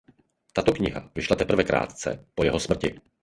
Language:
Czech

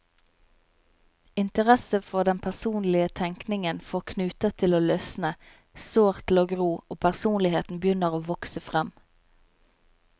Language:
Norwegian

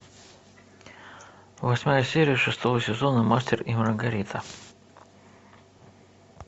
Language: Russian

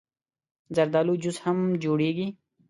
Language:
Pashto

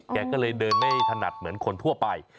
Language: Thai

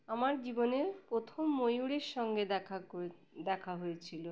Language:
Bangla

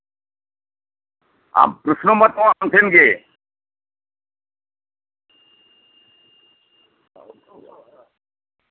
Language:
Santali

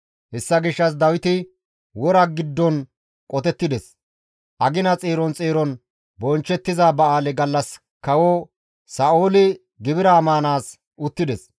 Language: Gamo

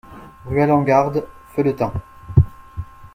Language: French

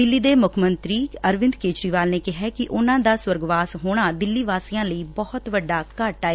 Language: Punjabi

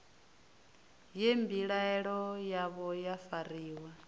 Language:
Venda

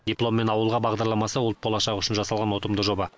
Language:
Kazakh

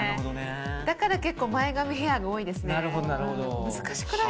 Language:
Japanese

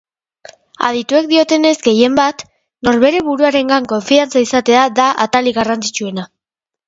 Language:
Basque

